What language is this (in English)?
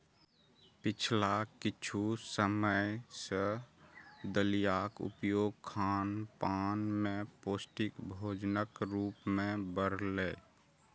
Maithili